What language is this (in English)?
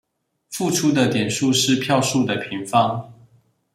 Chinese